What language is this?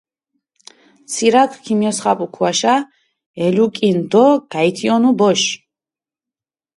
Mingrelian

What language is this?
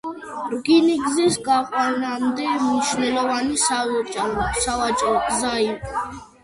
Georgian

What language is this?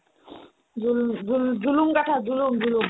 Assamese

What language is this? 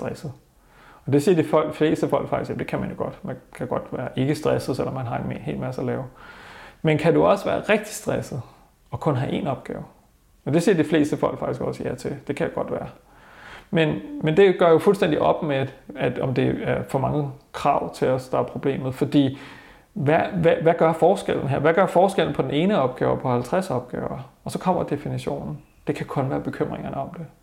Danish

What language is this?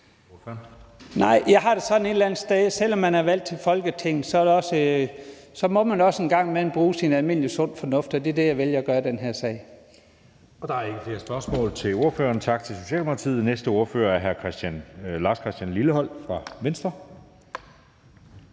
Danish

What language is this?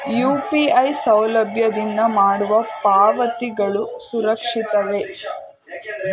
Kannada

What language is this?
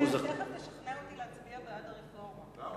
Hebrew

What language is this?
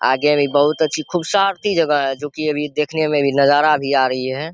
Hindi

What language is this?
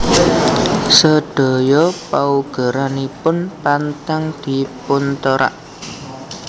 Javanese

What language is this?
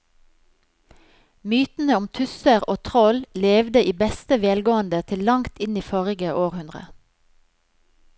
Norwegian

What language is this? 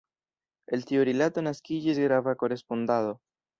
Esperanto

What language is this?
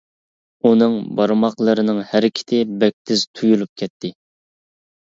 Uyghur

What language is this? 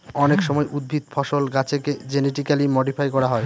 Bangla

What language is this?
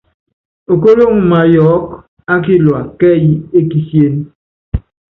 Yangben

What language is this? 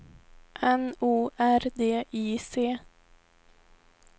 Swedish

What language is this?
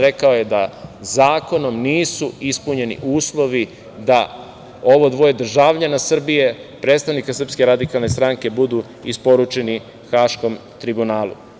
Serbian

